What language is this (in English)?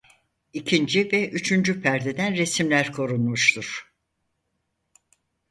Turkish